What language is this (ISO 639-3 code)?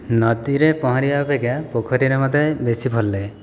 ori